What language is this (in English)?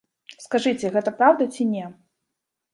Belarusian